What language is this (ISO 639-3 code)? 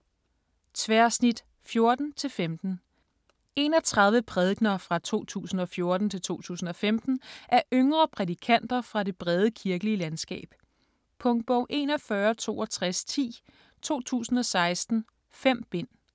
dan